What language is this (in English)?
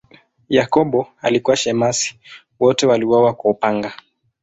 Swahili